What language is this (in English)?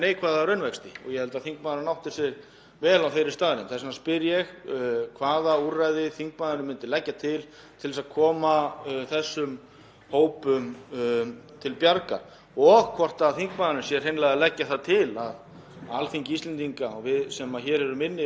Icelandic